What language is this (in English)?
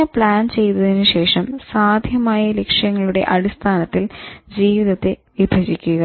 Malayalam